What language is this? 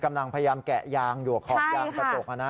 Thai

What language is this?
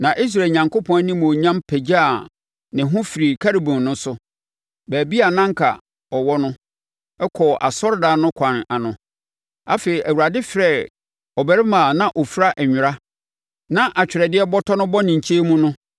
Akan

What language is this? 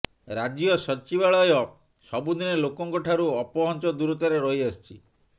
Odia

